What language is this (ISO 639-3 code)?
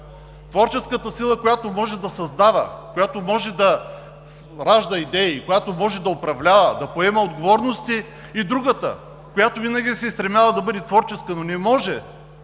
bul